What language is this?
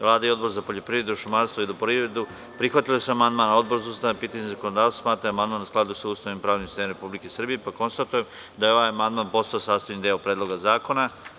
Serbian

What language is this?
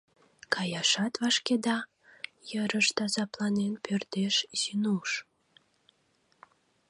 Mari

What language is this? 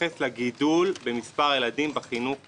Hebrew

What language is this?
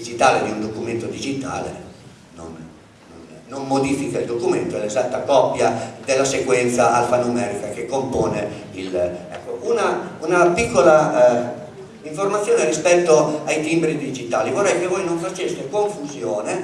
Italian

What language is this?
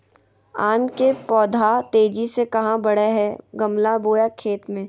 Magahi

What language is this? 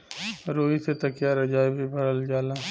Bhojpuri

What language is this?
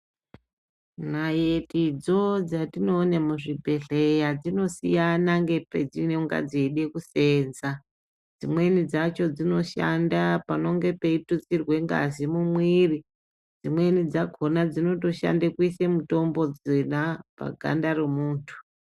Ndau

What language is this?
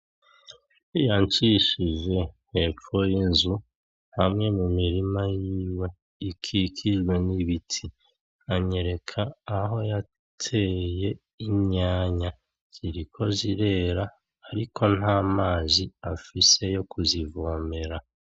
Rundi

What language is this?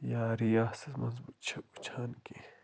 Kashmiri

